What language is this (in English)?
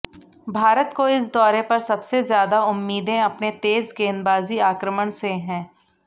Hindi